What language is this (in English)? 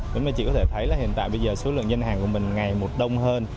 Vietnamese